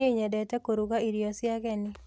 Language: Kikuyu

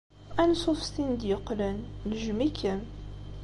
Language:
Kabyle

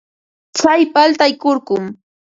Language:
Ambo-Pasco Quechua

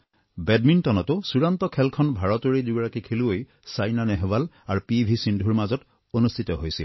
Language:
Assamese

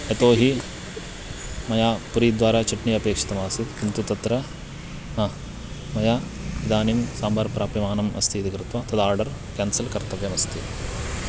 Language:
Sanskrit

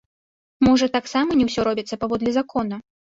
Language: Belarusian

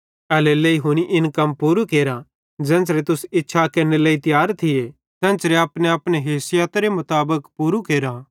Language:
Bhadrawahi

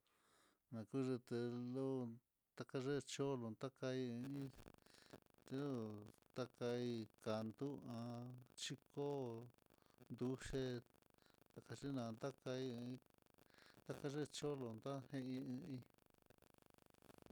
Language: Mitlatongo Mixtec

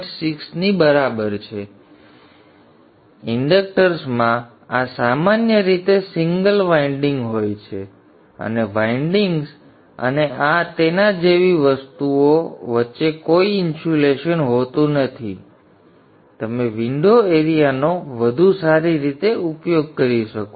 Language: Gujarati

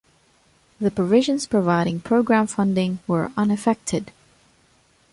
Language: English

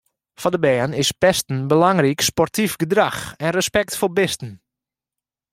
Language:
Western Frisian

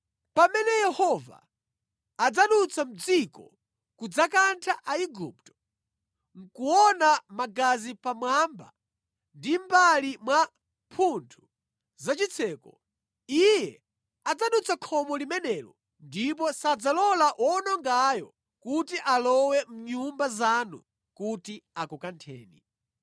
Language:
Nyanja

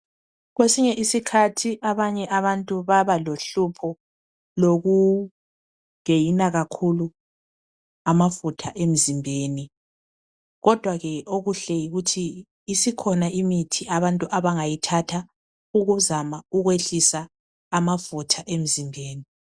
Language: North Ndebele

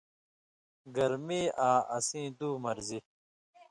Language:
Indus Kohistani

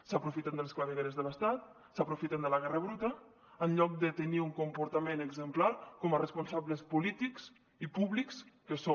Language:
Catalan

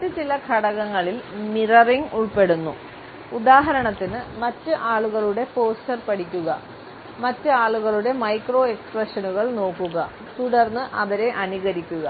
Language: Malayalam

